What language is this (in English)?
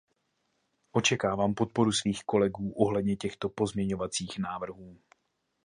Czech